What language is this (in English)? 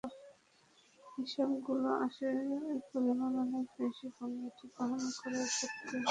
Bangla